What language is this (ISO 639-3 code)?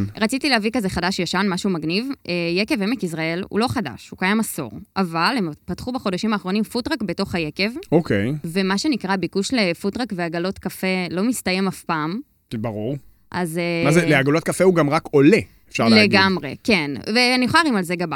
heb